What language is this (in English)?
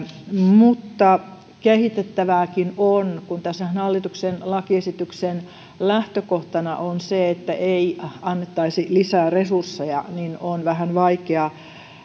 Finnish